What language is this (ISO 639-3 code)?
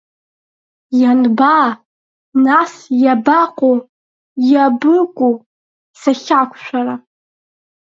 abk